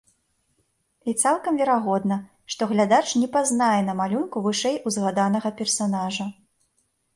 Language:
Belarusian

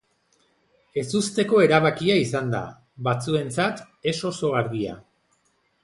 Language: Basque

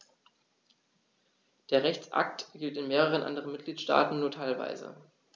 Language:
German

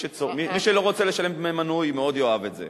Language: Hebrew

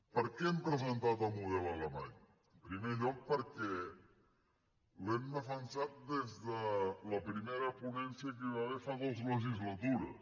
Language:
Catalan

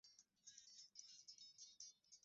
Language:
Swahili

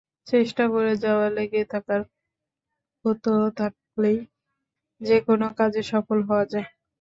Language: Bangla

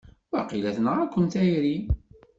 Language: Kabyle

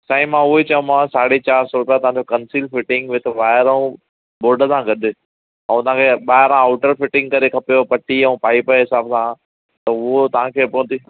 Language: Sindhi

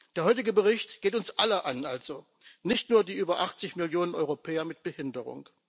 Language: German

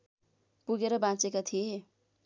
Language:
Nepali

